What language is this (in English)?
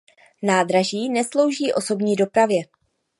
Czech